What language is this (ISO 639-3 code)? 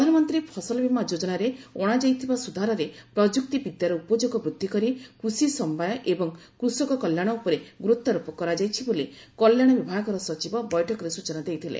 ori